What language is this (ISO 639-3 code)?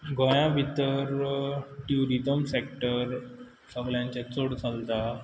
kok